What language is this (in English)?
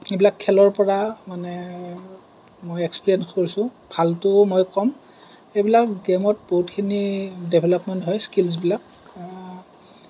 Assamese